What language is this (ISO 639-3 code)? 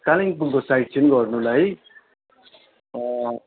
nep